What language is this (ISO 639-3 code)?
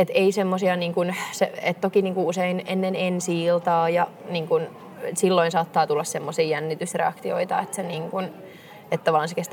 fin